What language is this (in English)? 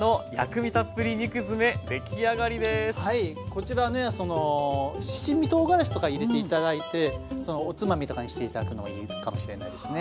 Japanese